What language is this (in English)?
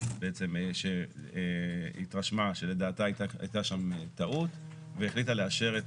Hebrew